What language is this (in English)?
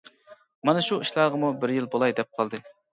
Uyghur